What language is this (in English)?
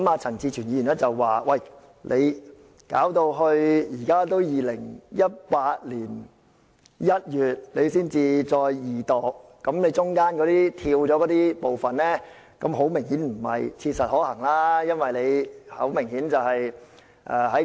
Cantonese